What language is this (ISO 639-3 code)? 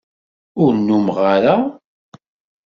kab